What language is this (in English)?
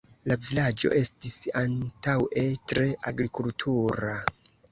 Esperanto